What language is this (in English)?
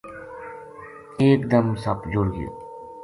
Gujari